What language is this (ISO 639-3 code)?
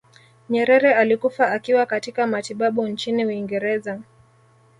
swa